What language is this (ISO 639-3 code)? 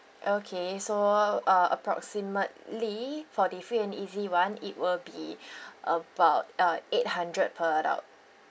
eng